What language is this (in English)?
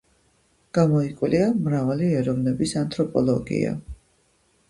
Georgian